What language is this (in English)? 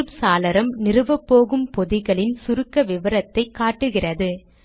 Tamil